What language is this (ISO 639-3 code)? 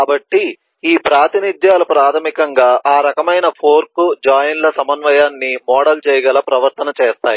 tel